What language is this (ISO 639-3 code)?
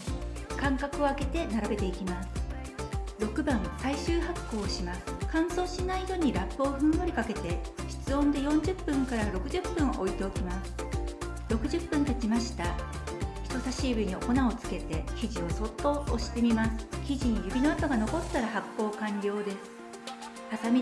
jpn